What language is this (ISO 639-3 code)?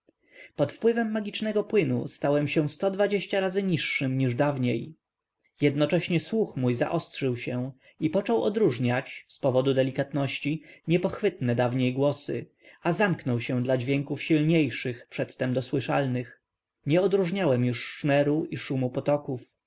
pol